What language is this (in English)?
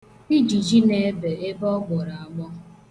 Igbo